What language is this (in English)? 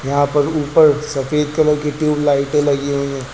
Hindi